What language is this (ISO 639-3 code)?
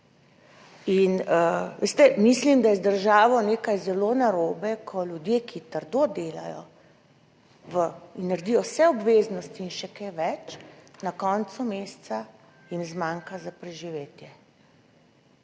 slv